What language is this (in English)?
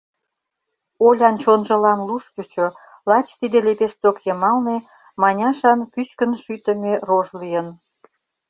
Mari